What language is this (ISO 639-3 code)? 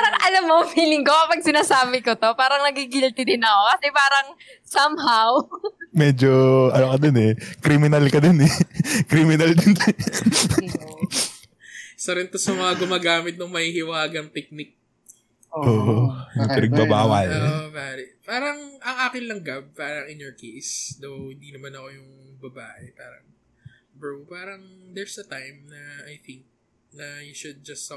fil